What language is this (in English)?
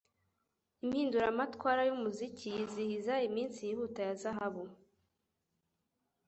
Kinyarwanda